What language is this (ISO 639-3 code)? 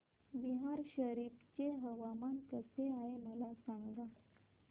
mar